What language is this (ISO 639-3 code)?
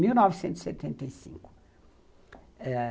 por